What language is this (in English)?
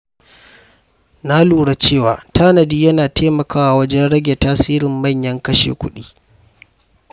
Hausa